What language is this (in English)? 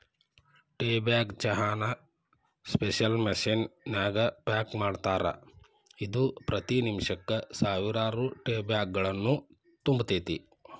Kannada